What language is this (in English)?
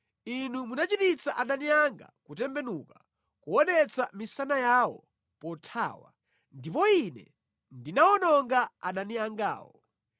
Nyanja